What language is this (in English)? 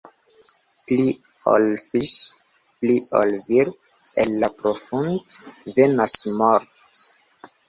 Esperanto